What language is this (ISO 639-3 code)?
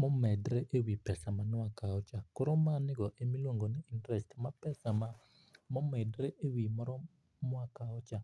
luo